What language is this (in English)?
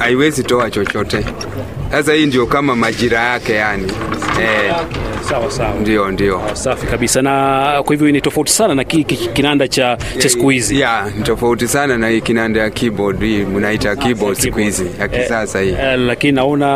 Swahili